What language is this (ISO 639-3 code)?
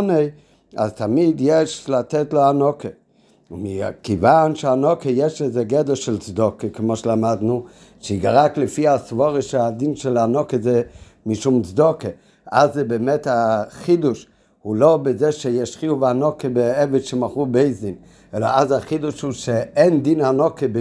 heb